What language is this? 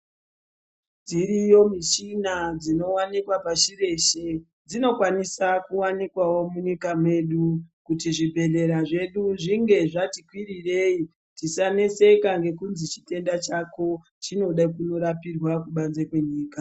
Ndau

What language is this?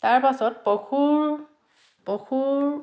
Assamese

